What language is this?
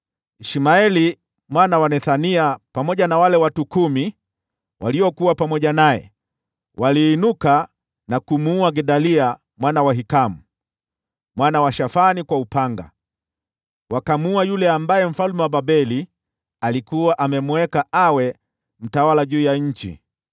Swahili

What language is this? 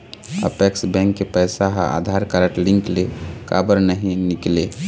Chhattisgarhi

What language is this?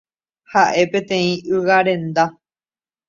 Guarani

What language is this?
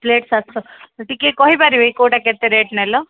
Odia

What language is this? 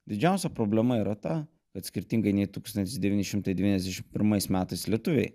Lithuanian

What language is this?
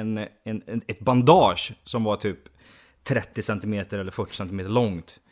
Swedish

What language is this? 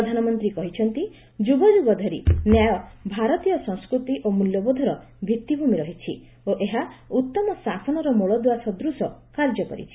Odia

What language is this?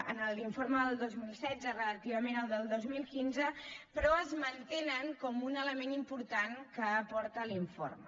Catalan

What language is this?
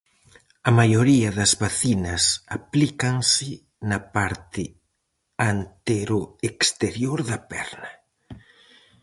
Galician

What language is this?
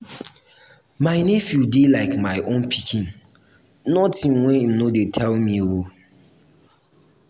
Nigerian Pidgin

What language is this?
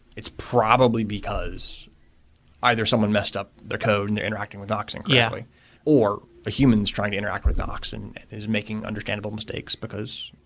English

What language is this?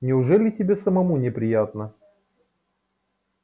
Russian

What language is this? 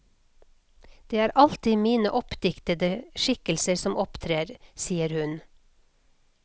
Norwegian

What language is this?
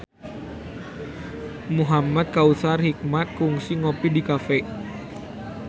Sundanese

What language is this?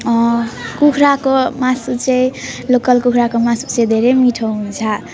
Nepali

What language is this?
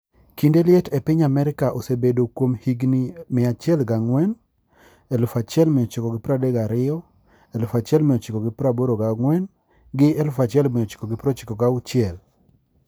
Luo (Kenya and Tanzania)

